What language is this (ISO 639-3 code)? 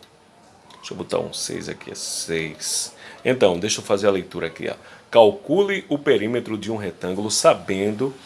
por